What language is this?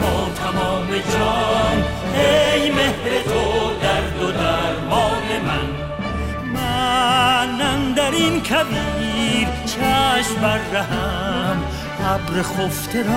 Persian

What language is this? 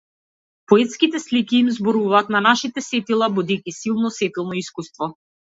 Macedonian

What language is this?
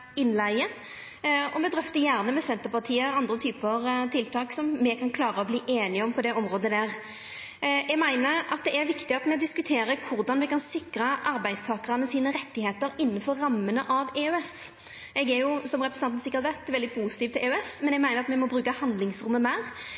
Norwegian Nynorsk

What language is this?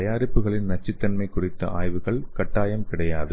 Tamil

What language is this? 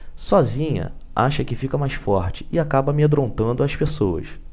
Portuguese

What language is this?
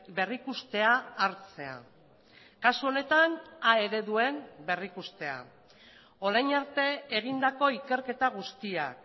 Basque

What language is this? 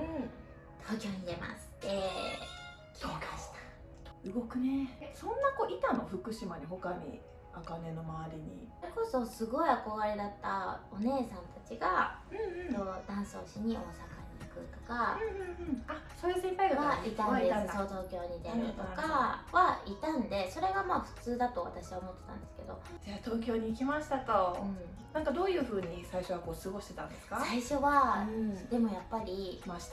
Japanese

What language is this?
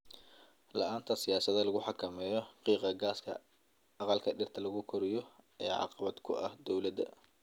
Somali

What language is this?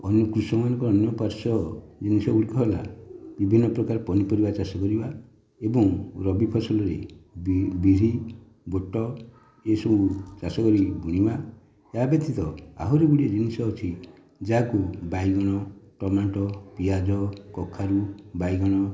Odia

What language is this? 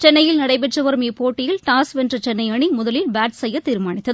Tamil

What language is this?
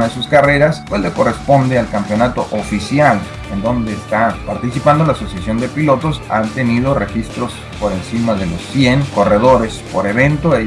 Spanish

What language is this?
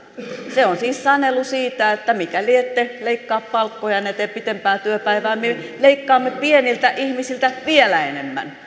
Finnish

